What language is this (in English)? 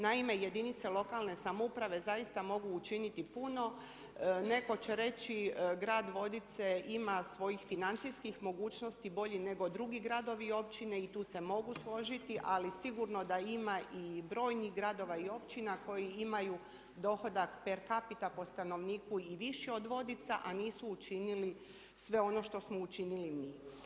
Croatian